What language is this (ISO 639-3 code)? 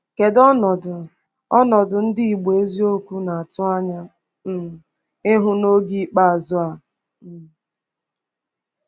ibo